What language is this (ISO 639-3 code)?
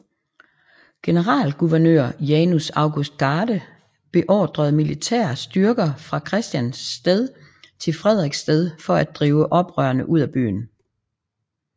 dan